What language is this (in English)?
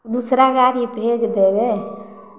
Maithili